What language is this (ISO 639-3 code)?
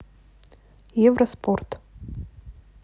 rus